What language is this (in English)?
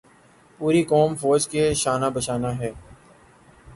Urdu